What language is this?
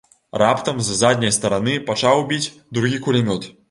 Belarusian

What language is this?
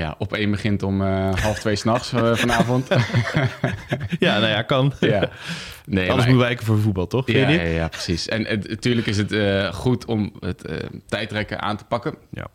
Dutch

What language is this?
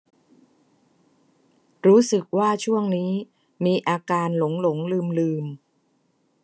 Thai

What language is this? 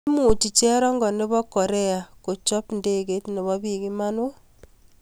Kalenjin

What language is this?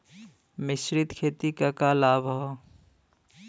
Bhojpuri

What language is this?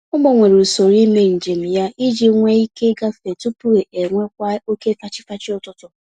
Igbo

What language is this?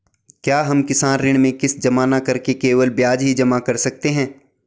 Hindi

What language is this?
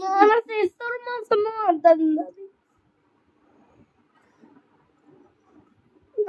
Telugu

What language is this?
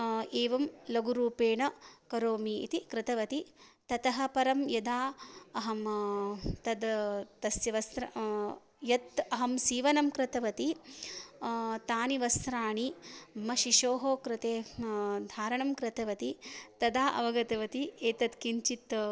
Sanskrit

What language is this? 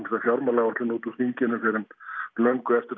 Icelandic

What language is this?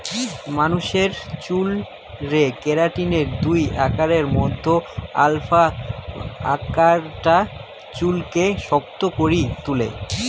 Bangla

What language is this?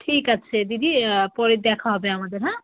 Bangla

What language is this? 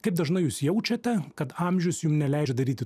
Lithuanian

